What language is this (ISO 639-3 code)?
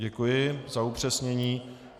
ces